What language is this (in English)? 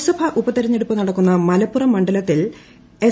Malayalam